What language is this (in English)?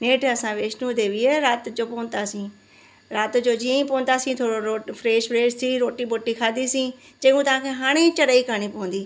Sindhi